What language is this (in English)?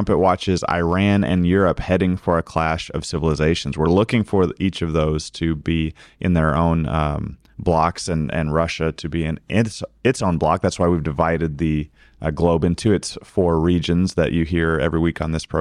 English